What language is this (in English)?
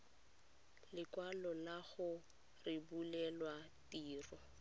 Tswana